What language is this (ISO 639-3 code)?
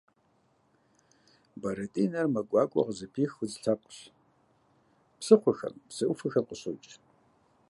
kbd